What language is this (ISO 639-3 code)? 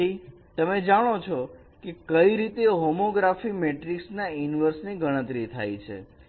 guj